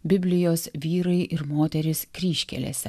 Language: Lithuanian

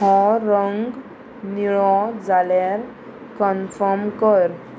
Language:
Konkani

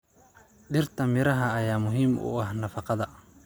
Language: Somali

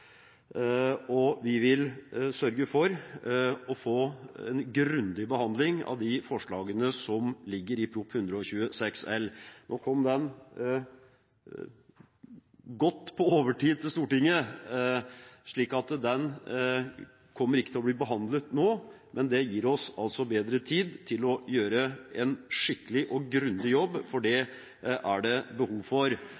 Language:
Norwegian Bokmål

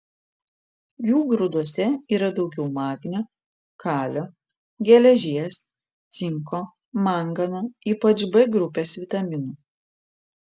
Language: Lithuanian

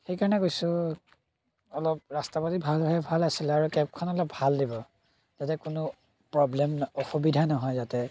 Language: Assamese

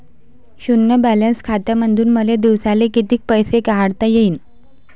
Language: Marathi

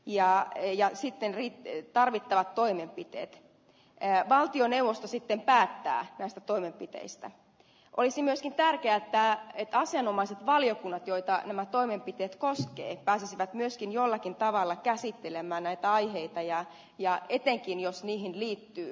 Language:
Finnish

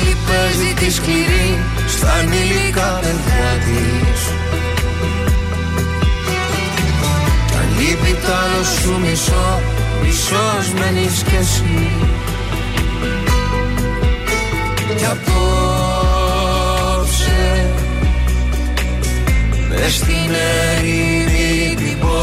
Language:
Greek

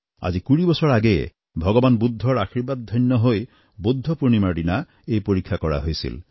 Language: Assamese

